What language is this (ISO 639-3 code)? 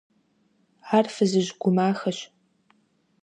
kbd